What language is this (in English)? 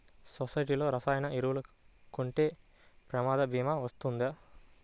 Telugu